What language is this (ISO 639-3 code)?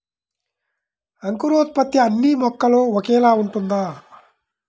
tel